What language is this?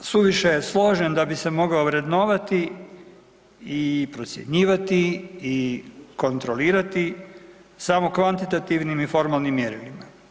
Croatian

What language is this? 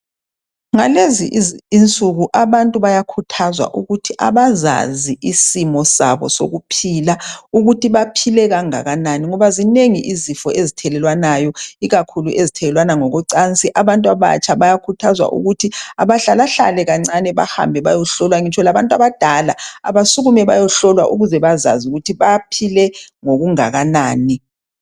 North Ndebele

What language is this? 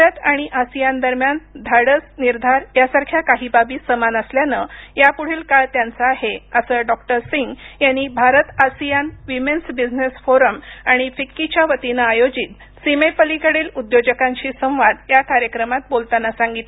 Marathi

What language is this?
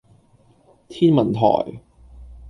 Cantonese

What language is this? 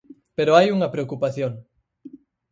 Galician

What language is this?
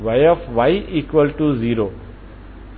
Telugu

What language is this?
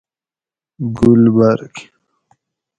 Gawri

